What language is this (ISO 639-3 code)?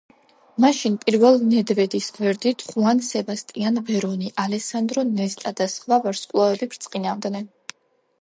kat